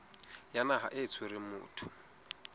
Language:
Southern Sotho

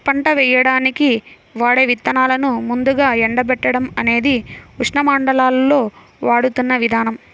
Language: Telugu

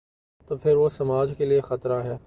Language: Urdu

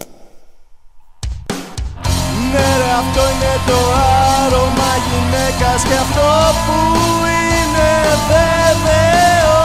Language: Greek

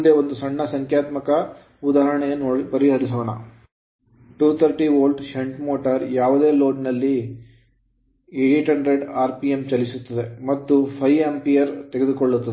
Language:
Kannada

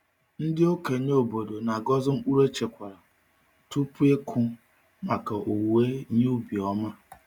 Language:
Igbo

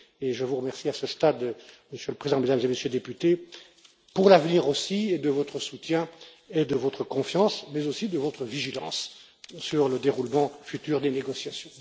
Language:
French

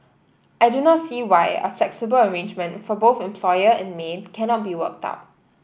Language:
English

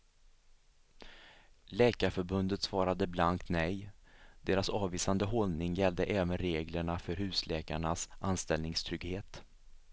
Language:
Swedish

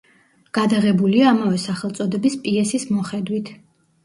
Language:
Georgian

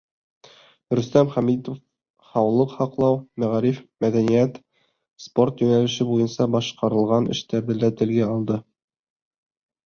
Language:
Bashkir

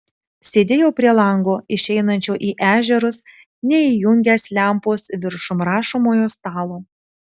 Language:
Lithuanian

